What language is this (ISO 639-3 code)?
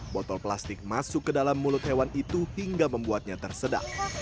ind